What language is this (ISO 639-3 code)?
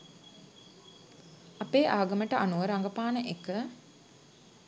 sin